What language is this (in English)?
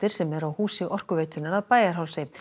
Icelandic